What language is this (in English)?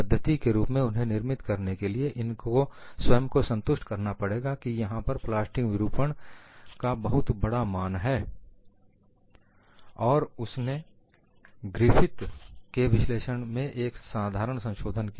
Hindi